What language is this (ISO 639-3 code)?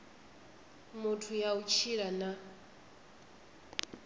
ven